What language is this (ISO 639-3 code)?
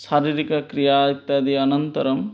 san